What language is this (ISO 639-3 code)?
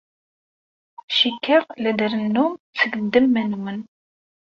kab